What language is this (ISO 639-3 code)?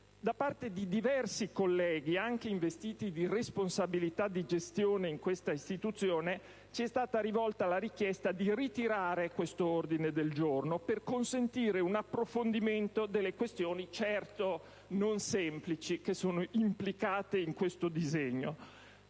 ita